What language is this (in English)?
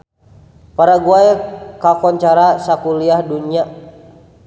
Sundanese